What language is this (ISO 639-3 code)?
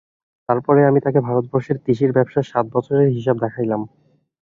ben